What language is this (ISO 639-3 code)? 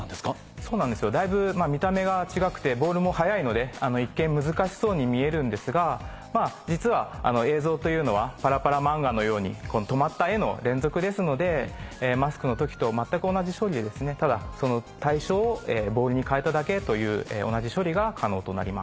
jpn